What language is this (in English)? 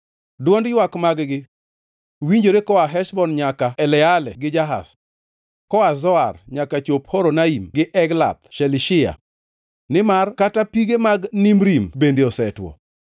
Luo (Kenya and Tanzania)